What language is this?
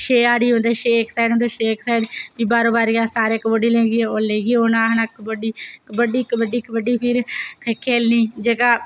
Dogri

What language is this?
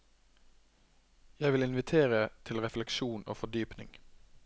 Norwegian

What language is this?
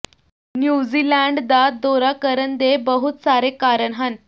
Punjabi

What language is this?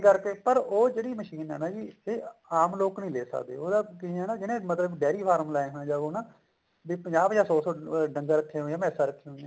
Punjabi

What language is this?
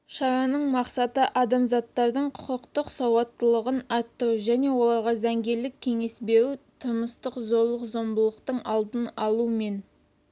Kazakh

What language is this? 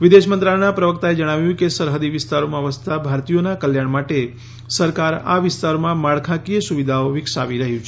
Gujarati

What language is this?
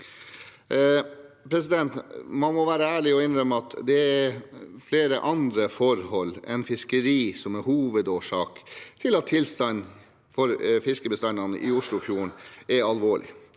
Norwegian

